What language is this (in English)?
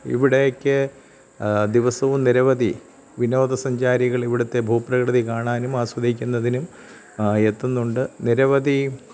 Malayalam